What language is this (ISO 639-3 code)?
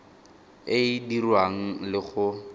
tsn